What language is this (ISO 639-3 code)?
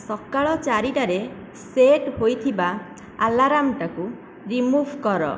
ori